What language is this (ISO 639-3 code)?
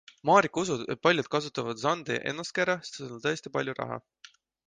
est